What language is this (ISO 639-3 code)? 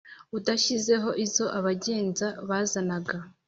kin